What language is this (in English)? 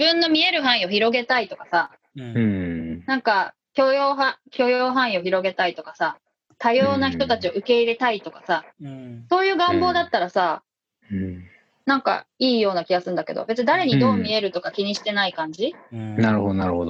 Japanese